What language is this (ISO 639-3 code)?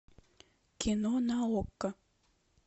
rus